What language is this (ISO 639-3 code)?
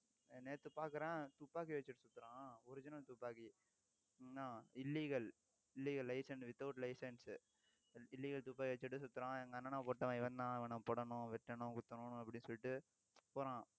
tam